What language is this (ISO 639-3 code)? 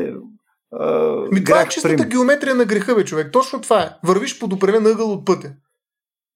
bul